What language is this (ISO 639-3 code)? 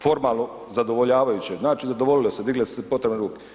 hrv